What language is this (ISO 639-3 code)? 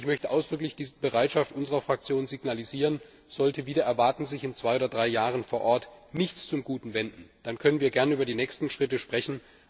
deu